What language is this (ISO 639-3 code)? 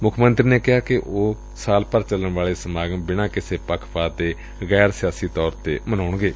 pan